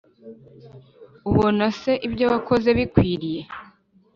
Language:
Kinyarwanda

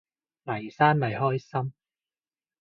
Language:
Cantonese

